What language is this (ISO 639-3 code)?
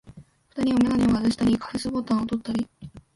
jpn